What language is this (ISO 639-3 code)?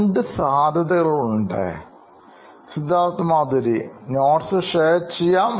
mal